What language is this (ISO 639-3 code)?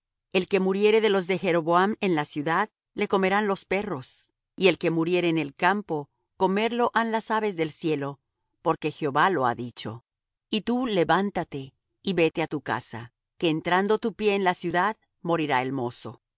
spa